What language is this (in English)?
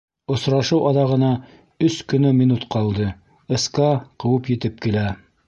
Bashkir